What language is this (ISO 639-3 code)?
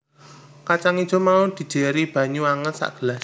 jav